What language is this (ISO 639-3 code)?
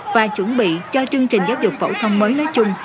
vie